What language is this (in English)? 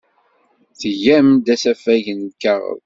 Kabyle